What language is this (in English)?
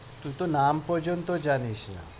Bangla